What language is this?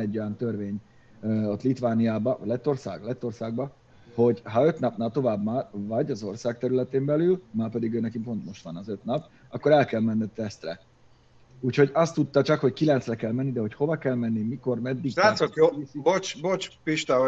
Hungarian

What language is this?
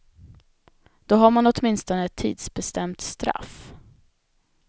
Swedish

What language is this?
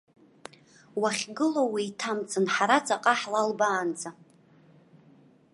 Abkhazian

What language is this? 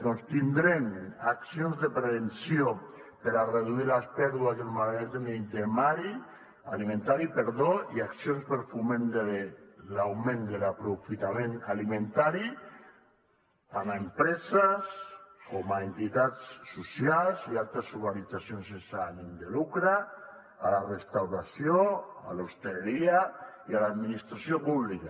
Catalan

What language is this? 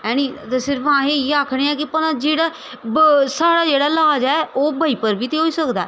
Dogri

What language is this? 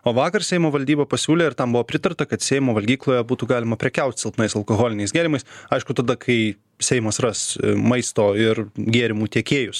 Lithuanian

